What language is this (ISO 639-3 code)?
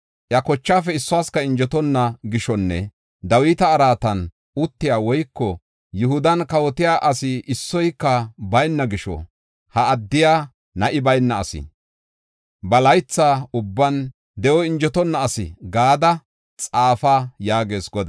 gof